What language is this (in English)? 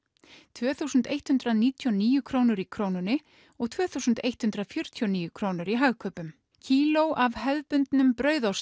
Icelandic